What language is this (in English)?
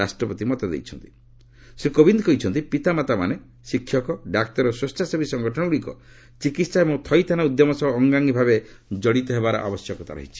Odia